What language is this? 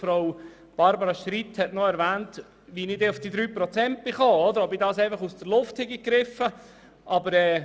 Swiss German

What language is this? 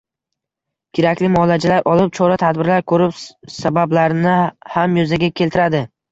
Uzbek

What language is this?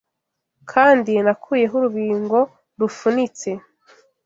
Kinyarwanda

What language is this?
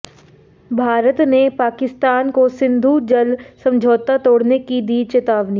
Hindi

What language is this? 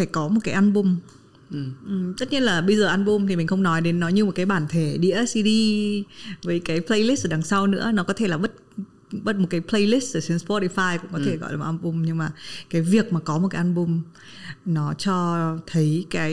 Vietnamese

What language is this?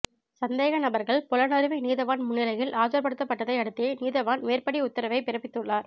Tamil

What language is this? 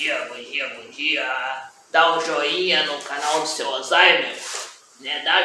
Portuguese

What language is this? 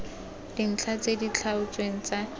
Tswana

